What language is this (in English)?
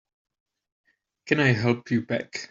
English